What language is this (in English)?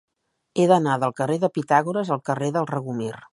Catalan